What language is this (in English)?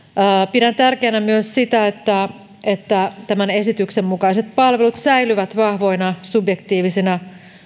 Finnish